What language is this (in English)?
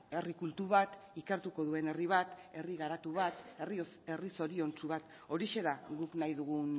Basque